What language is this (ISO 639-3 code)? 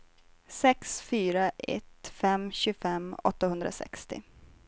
swe